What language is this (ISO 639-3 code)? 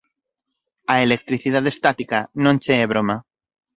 glg